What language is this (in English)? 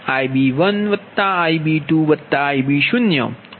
Gujarati